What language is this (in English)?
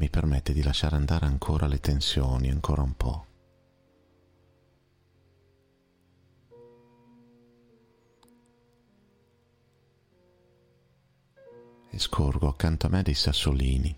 Italian